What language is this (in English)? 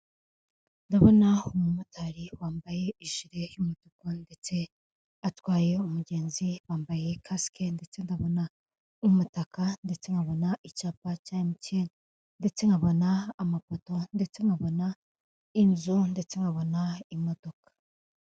Kinyarwanda